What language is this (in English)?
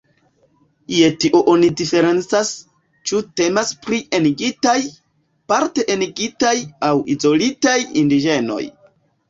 Esperanto